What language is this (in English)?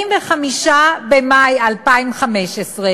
Hebrew